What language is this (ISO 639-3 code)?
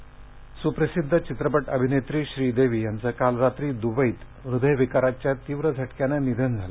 mar